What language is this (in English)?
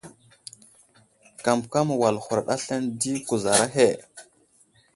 Wuzlam